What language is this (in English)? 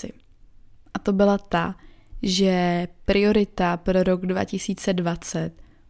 Czech